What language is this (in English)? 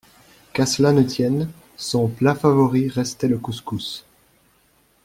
French